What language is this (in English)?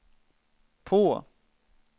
Swedish